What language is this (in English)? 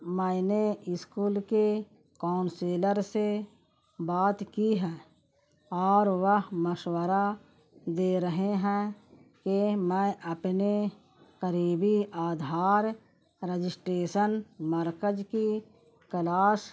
Urdu